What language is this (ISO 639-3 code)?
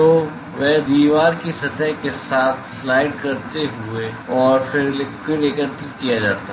hin